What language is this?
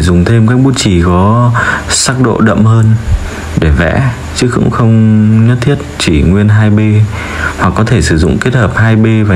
Vietnamese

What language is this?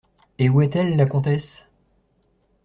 French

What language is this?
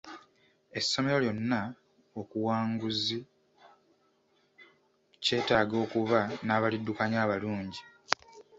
Ganda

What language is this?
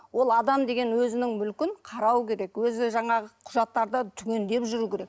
Kazakh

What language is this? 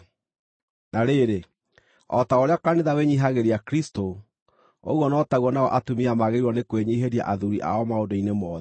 Kikuyu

